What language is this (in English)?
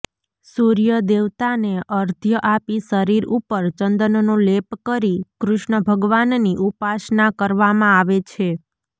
Gujarati